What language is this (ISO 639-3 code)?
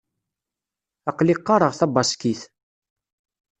kab